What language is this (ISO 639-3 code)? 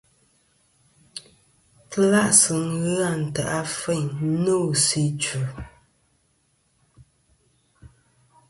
bkm